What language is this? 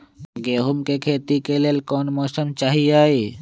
Magahi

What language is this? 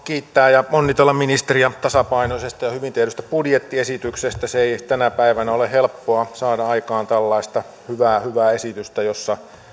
Finnish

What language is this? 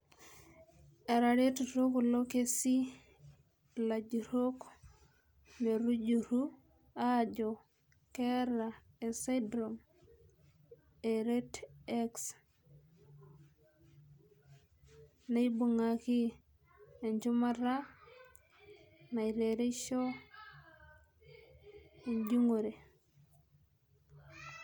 Masai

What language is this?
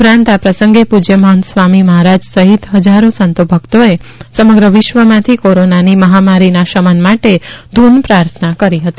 Gujarati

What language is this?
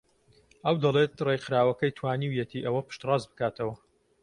Central Kurdish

